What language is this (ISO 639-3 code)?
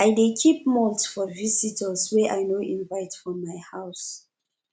pcm